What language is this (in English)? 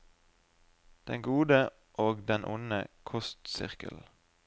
Norwegian